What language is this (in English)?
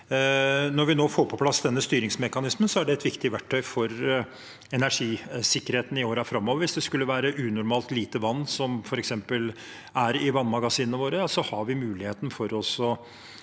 Norwegian